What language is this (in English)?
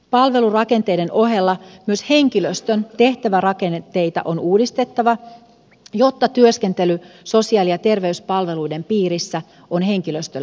Finnish